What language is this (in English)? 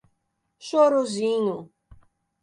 Portuguese